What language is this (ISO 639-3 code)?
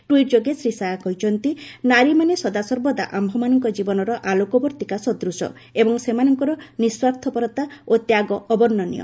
ori